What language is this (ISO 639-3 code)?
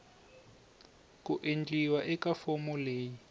tso